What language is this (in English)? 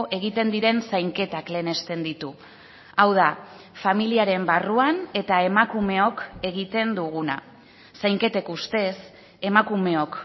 Basque